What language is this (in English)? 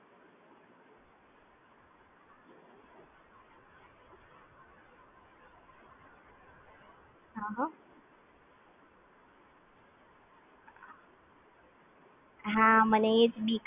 Gujarati